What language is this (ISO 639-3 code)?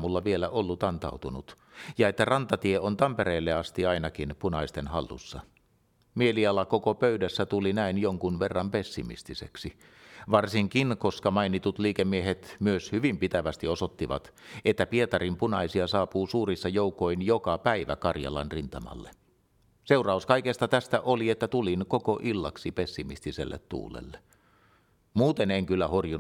fin